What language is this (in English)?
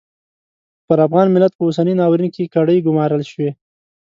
Pashto